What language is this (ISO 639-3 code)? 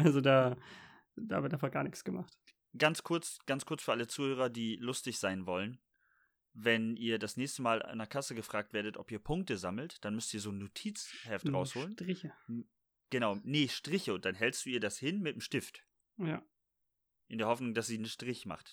deu